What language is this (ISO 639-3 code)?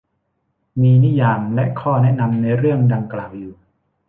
tha